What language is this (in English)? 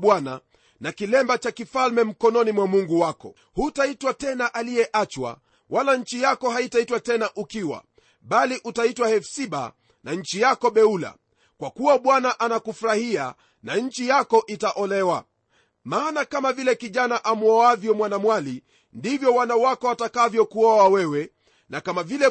Swahili